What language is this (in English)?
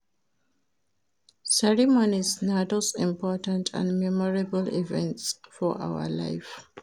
Nigerian Pidgin